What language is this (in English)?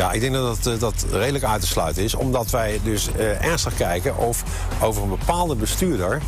Dutch